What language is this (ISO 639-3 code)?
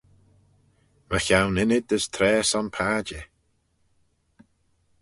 glv